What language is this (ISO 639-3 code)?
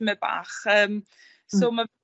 cym